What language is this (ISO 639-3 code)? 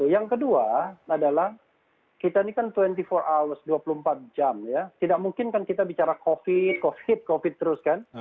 ind